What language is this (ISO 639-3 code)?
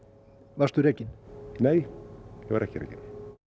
isl